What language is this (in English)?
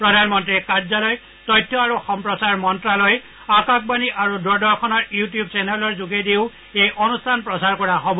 Assamese